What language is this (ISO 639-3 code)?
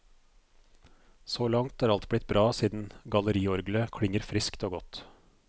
nor